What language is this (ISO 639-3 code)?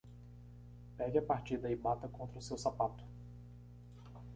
por